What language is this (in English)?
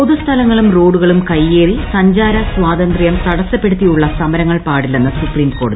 Malayalam